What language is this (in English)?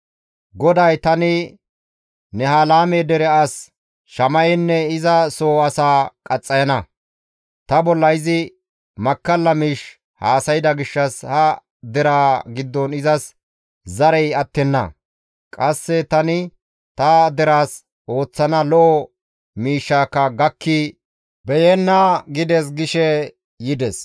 Gamo